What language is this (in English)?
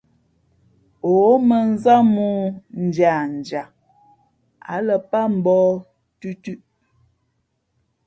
Fe'fe'